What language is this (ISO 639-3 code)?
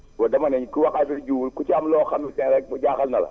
wol